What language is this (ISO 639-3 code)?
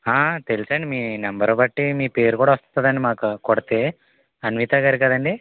tel